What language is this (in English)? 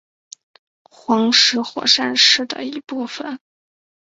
Chinese